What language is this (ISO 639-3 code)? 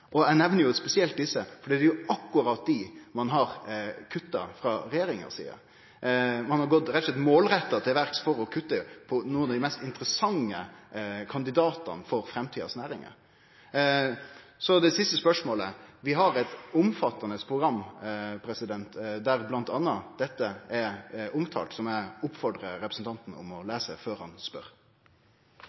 nno